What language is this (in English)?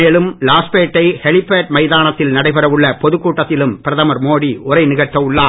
Tamil